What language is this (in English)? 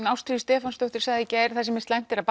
Icelandic